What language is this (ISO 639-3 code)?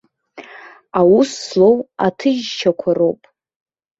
abk